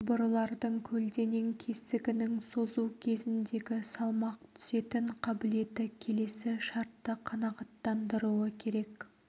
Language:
Kazakh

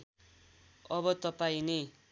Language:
Nepali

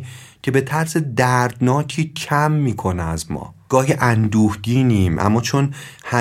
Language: Persian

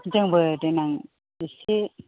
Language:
Bodo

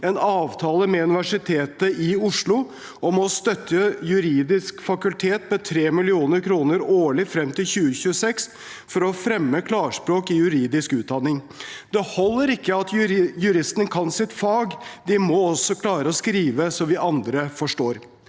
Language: Norwegian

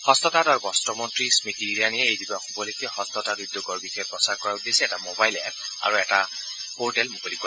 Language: Assamese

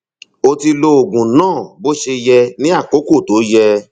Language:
Yoruba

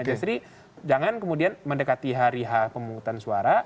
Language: Indonesian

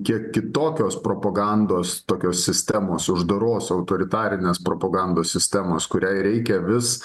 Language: Lithuanian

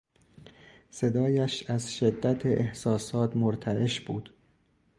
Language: Persian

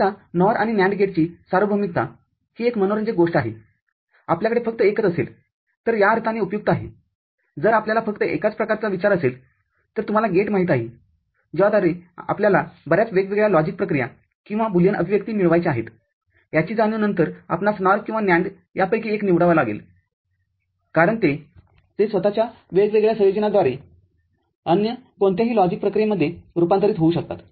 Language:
Marathi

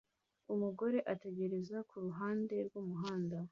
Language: Kinyarwanda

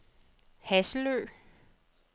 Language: Danish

